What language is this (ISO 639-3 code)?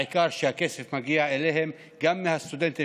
heb